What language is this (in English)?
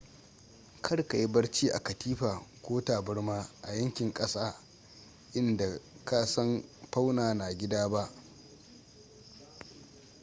Hausa